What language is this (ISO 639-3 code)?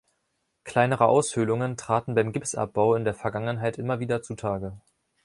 deu